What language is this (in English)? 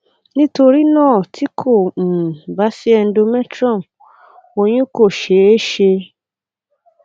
Yoruba